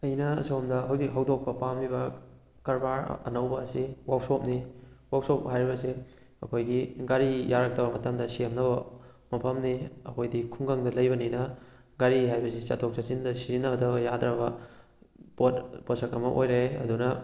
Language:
Manipuri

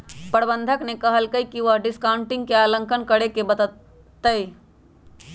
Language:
Magahi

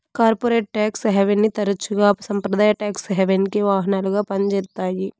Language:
Telugu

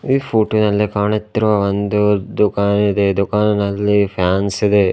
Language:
Kannada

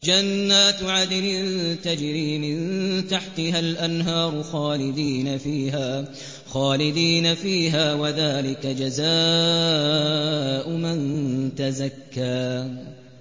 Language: Arabic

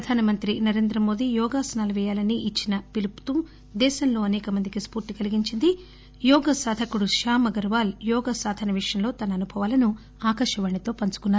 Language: Telugu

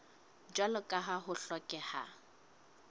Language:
Southern Sotho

